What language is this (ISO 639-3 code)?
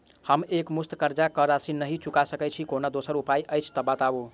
mai